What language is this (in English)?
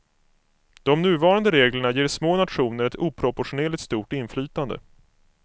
Swedish